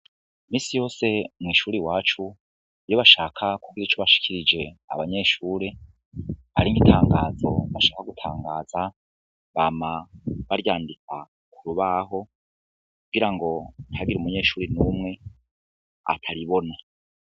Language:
Rundi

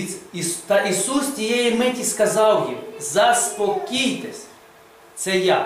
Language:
Ukrainian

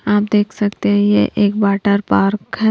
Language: Hindi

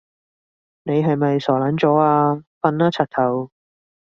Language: Cantonese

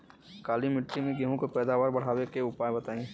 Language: Bhojpuri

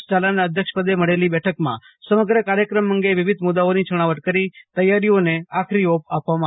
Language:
Gujarati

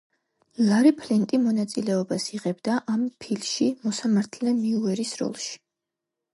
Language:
Georgian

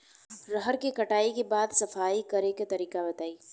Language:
Bhojpuri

